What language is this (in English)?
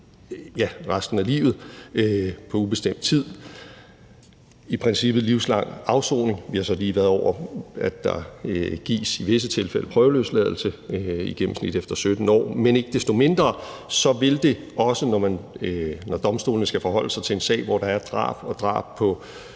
Danish